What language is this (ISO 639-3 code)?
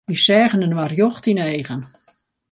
fry